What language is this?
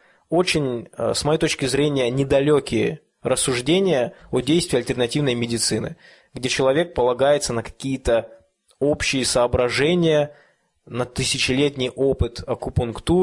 Russian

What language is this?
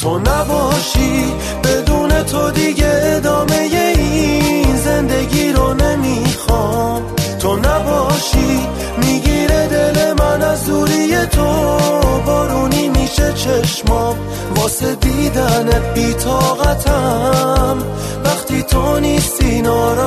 Persian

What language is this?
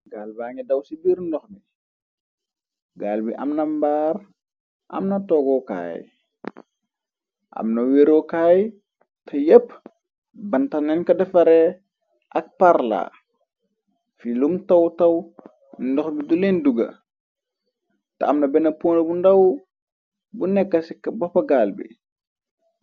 Wolof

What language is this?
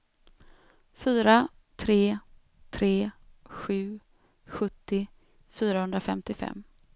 Swedish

